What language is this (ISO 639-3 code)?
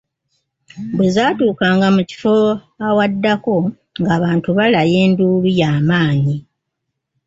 lug